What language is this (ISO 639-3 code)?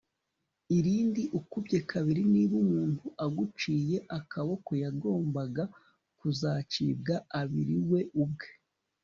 kin